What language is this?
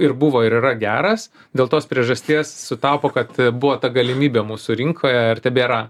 Lithuanian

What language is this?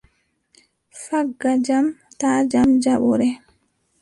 Adamawa Fulfulde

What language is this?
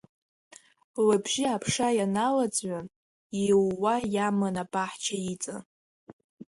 Abkhazian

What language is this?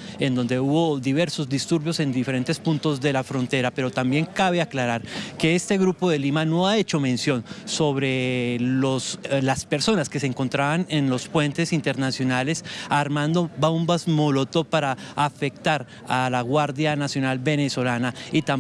Spanish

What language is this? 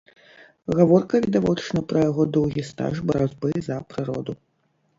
Belarusian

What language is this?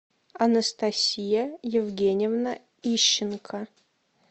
Russian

